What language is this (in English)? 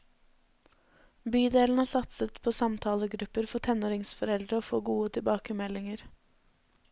Norwegian